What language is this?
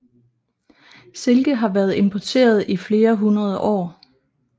Danish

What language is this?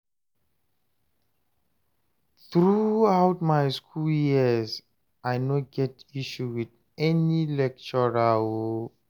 Nigerian Pidgin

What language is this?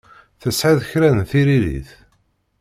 Kabyle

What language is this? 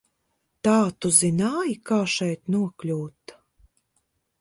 Latvian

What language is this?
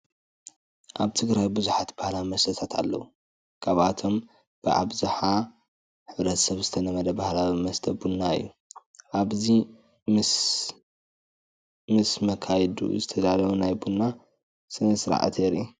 Tigrinya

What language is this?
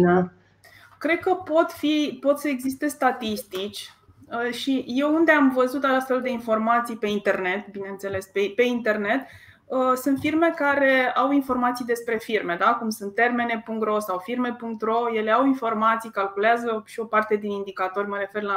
Romanian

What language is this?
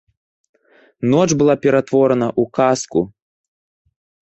Belarusian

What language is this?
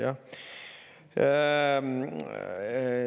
Estonian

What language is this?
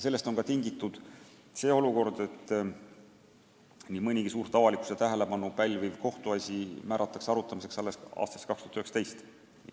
Estonian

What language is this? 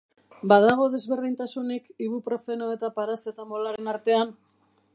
Basque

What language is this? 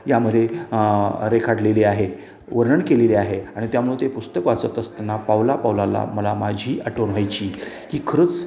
Marathi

